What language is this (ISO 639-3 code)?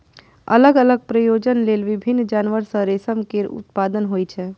mai